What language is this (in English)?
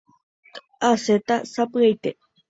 Guarani